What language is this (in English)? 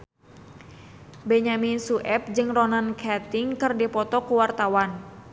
Sundanese